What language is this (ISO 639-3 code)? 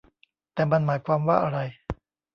tha